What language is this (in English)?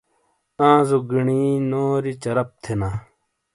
Shina